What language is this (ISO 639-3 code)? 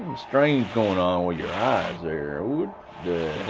eng